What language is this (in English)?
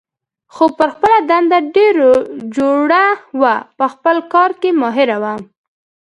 Pashto